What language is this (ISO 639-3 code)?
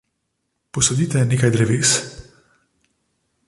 slv